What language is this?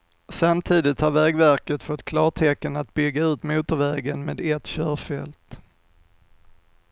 Swedish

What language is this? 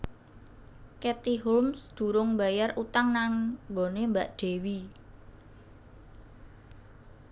Javanese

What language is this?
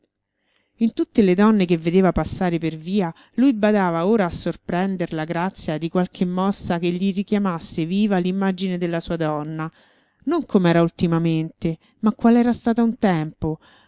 Italian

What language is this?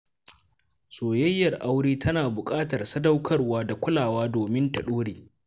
Hausa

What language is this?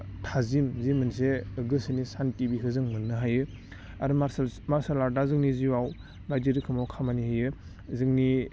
Bodo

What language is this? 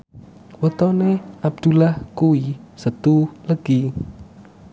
Javanese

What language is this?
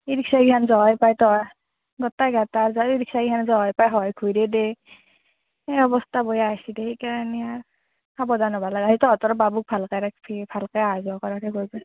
Assamese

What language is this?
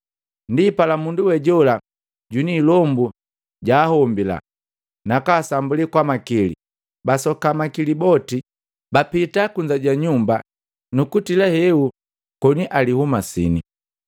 Matengo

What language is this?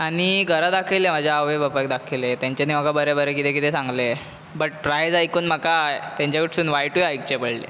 Konkani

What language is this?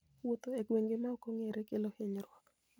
Luo (Kenya and Tanzania)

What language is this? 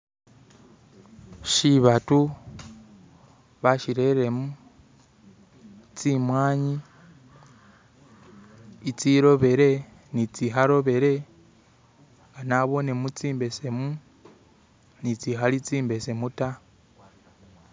Masaaba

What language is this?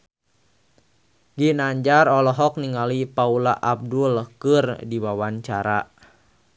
Sundanese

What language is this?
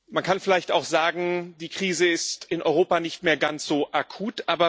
German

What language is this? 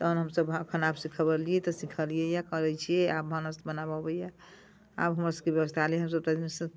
Maithili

